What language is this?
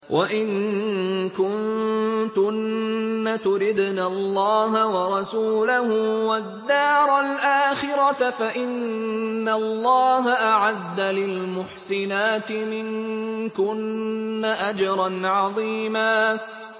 Arabic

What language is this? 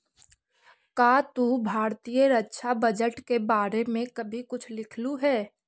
Magahi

